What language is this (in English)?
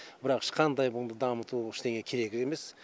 Kazakh